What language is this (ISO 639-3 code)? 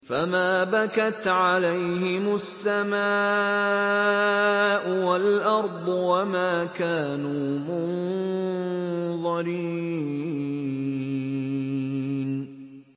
ara